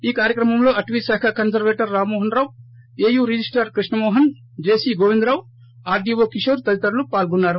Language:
Telugu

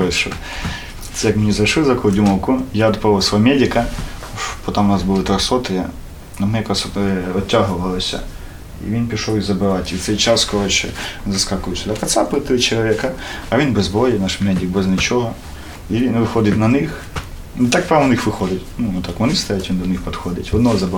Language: Ukrainian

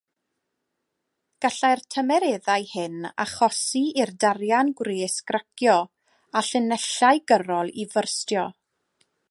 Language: Welsh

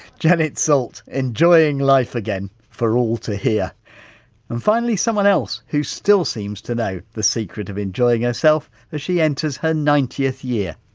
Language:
English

